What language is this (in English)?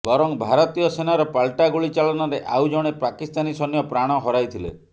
Odia